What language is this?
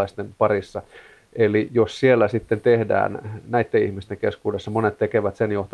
Finnish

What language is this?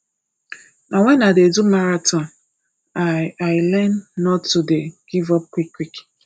Nigerian Pidgin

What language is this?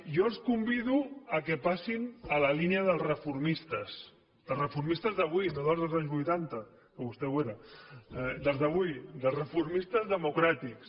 Catalan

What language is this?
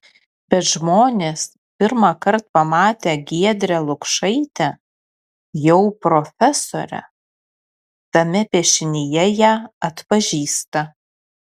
Lithuanian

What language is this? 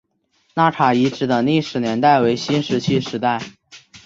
Chinese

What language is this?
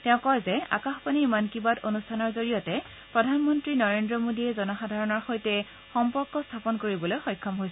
Assamese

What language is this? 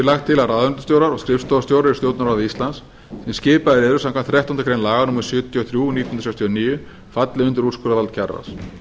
Icelandic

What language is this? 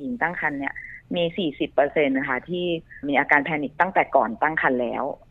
Thai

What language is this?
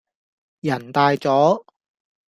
Cantonese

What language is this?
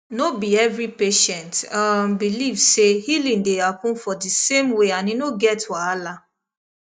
Nigerian Pidgin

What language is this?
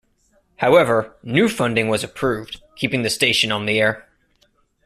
English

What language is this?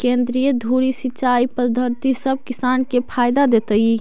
Magahi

